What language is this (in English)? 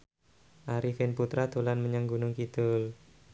Javanese